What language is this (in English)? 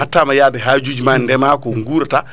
Fula